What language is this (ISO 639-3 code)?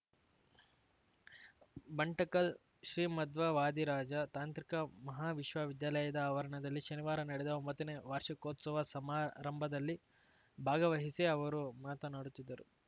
kan